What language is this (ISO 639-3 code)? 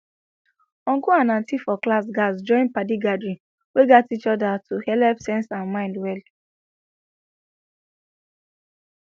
pcm